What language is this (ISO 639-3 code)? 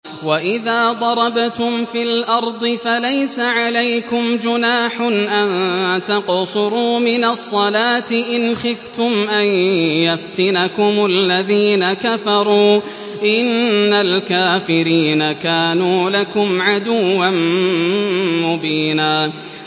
ara